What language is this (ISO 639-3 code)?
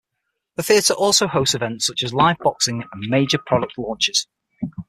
eng